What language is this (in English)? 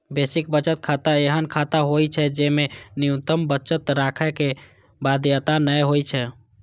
Maithili